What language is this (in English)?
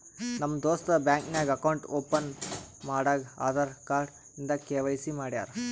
Kannada